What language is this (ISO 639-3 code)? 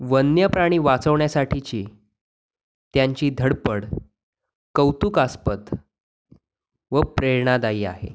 mar